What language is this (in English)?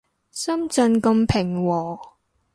Cantonese